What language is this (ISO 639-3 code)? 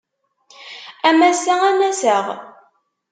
kab